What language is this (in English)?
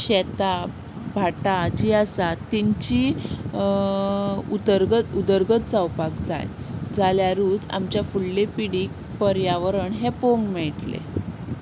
Konkani